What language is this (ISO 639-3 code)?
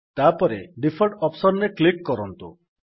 ori